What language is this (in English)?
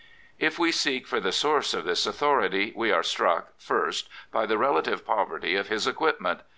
English